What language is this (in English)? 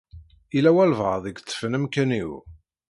Kabyle